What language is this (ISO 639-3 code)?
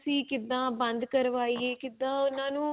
pan